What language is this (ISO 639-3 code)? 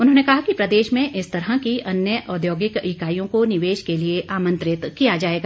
hin